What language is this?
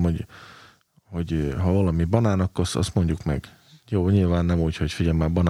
Hungarian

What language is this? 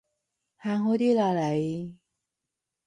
Cantonese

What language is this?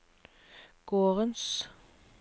Norwegian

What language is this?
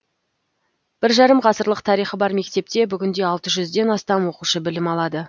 Kazakh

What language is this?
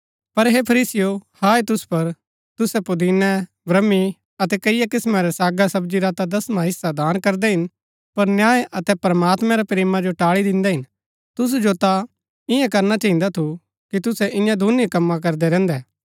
Gaddi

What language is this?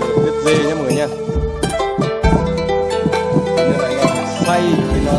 Vietnamese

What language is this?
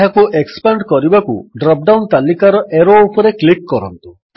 Odia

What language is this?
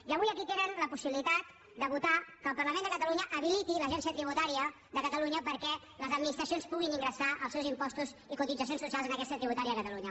Catalan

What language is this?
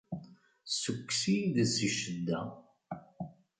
Kabyle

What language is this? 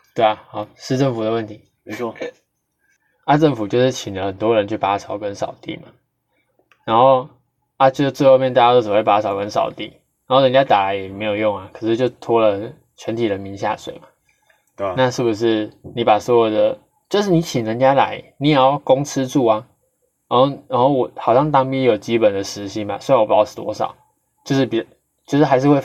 Chinese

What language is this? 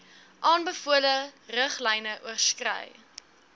Afrikaans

